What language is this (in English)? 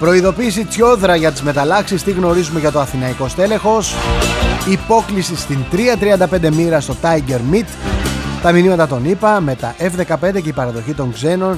Greek